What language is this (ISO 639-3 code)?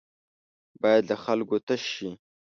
pus